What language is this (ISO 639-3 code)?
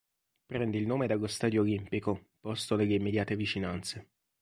ita